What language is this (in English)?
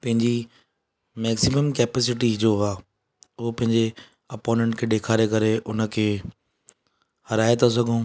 Sindhi